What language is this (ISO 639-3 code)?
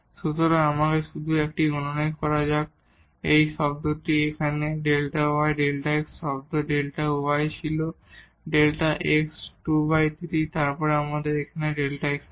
ben